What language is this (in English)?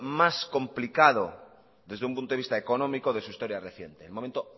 Spanish